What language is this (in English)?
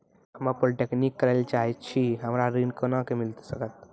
Maithili